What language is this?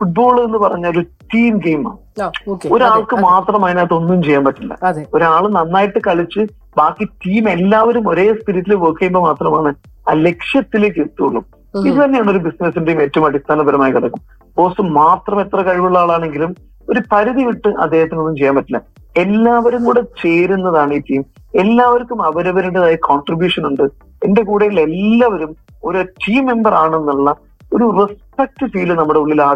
Malayalam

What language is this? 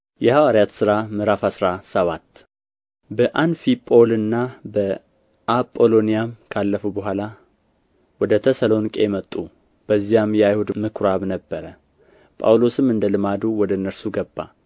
Amharic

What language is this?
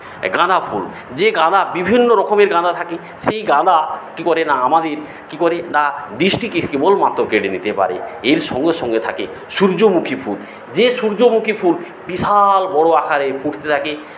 Bangla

